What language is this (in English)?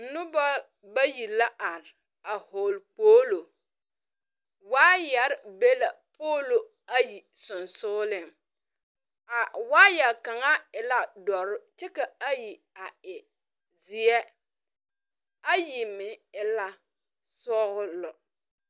Southern Dagaare